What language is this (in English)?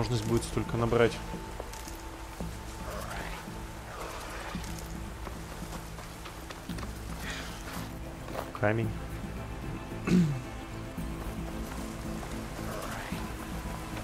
Russian